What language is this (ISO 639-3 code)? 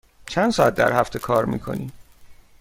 fas